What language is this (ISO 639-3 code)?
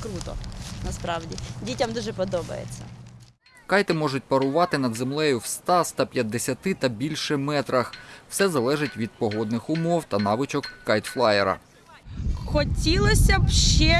ukr